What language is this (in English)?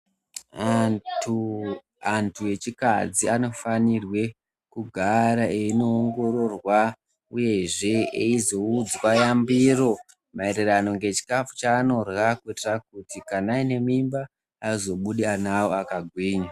Ndau